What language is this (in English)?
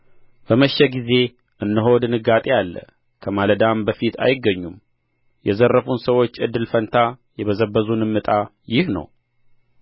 Amharic